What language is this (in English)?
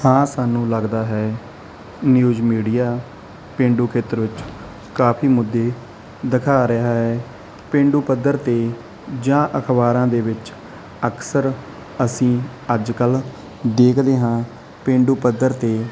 Punjabi